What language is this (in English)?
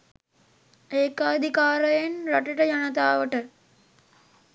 Sinhala